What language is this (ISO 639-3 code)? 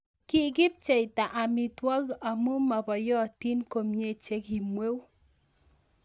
kln